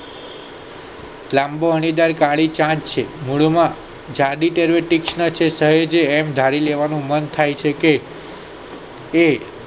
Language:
Gujarati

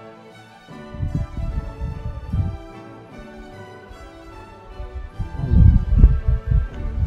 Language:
Italian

